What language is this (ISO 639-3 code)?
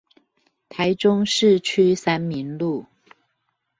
zho